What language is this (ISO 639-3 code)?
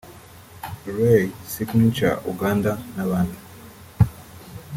kin